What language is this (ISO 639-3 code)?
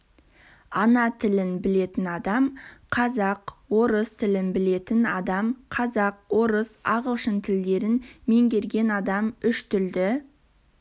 kaz